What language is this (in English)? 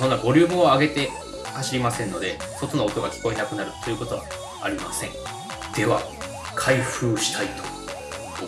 Japanese